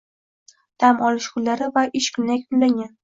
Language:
Uzbek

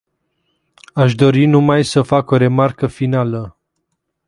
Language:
Romanian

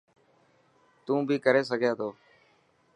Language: Dhatki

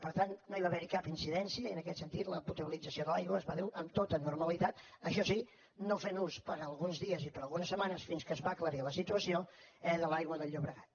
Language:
Catalan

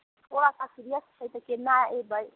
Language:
Maithili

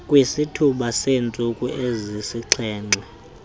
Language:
Xhosa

